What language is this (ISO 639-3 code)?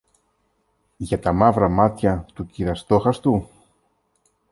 ell